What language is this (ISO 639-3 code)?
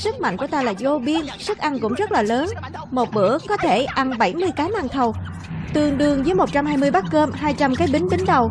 vie